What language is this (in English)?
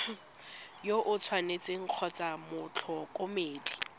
Tswana